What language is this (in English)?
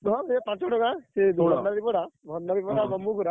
Odia